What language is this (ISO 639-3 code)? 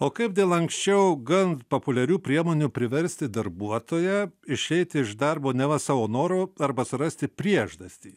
lit